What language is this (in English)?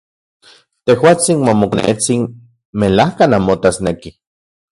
Central Puebla Nahuatl